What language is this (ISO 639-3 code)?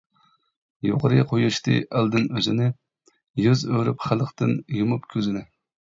uig